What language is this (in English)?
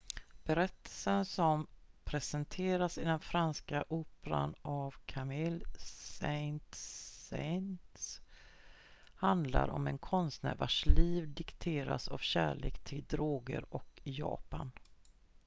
Swedish